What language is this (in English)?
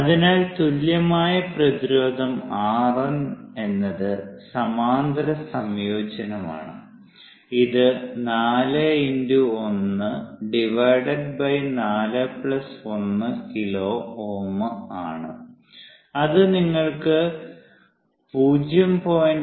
Malayalam